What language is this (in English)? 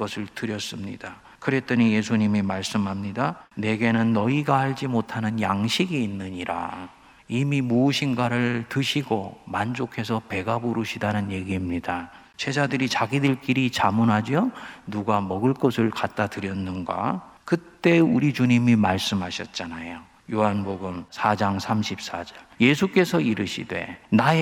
Korean